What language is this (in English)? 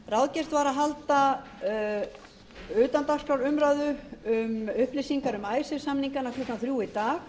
Icelandic